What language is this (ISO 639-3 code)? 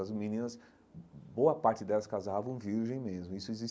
por